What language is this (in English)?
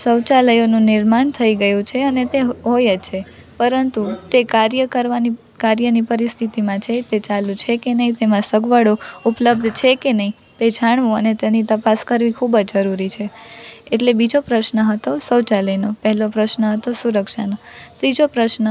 Gujarati